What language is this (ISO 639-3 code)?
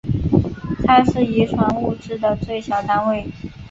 zho